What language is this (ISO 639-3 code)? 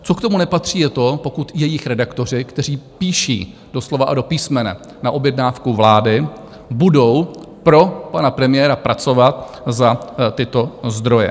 ces